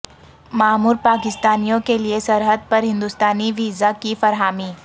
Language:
Urdu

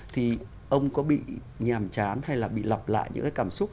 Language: Vietnamese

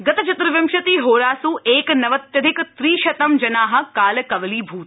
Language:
Sanskrit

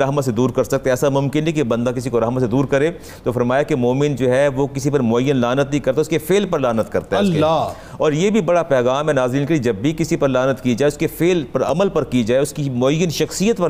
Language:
Urdu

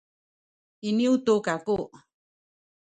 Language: Sakizaya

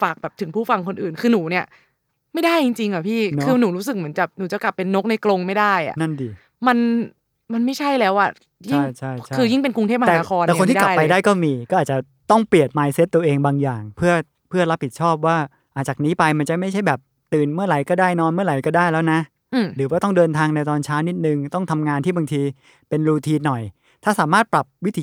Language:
Thai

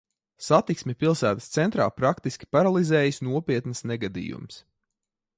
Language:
Latvian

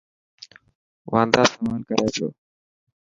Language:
Dhatki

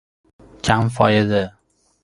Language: Persian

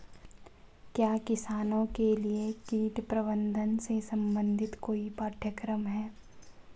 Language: Hindi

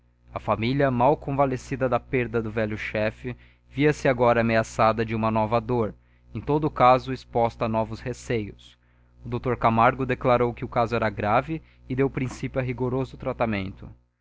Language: Portuguese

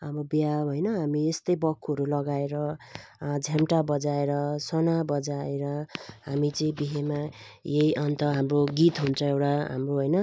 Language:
Nepali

